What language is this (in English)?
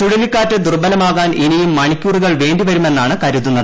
Malayalam